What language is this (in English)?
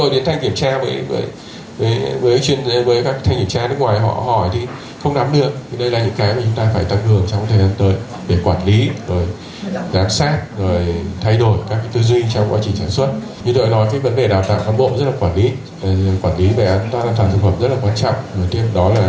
Vietnamese